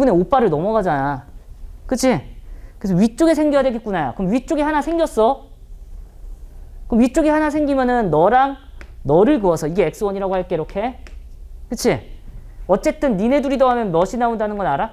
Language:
Korean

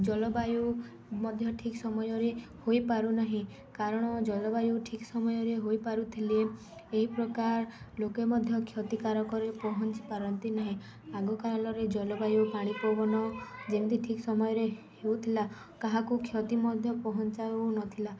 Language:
Odia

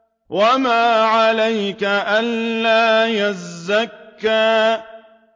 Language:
Arabic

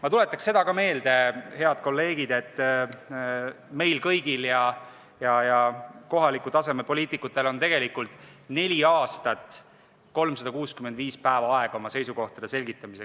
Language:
Estonian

